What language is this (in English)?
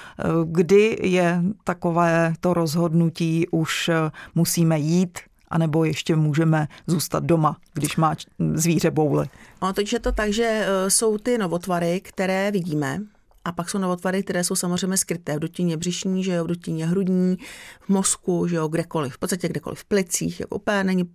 Czech